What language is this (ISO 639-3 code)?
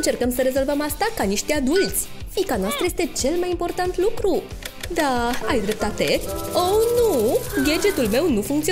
ron